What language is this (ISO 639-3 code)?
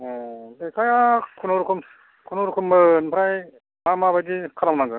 brx